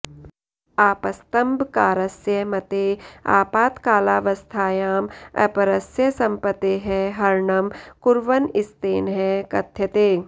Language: Sanskrit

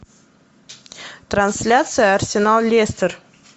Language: Russian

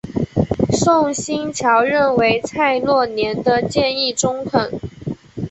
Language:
Chinese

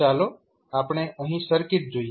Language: Gujarati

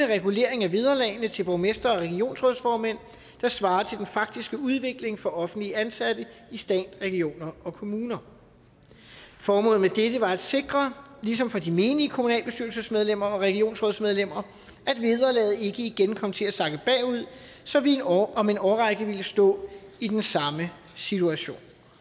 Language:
Danish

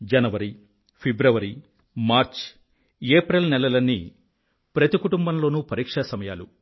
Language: Telugu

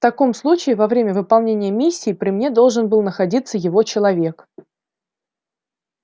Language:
Russian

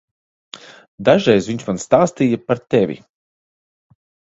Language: Latvian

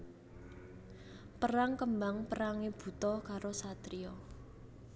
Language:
Javanese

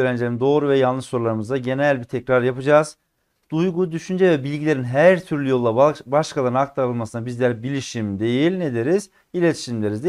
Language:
Turkish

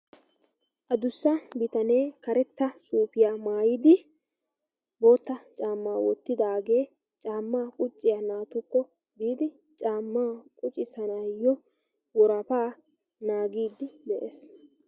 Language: Wolaytta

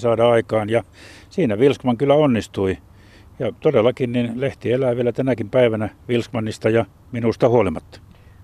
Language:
Finnish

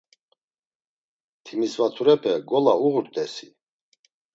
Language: Laz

